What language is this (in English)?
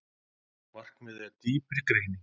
Icelandic